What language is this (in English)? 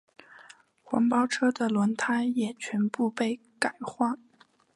Chinese